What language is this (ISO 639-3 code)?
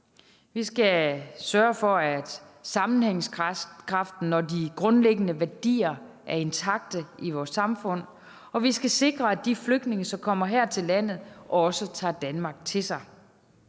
dan